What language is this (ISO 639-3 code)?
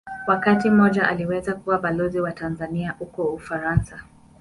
swa